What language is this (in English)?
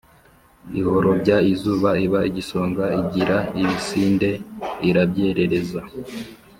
Kinyarwanda